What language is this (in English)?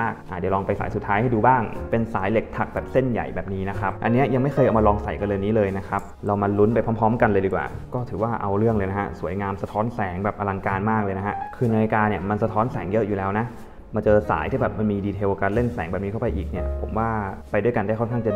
Thai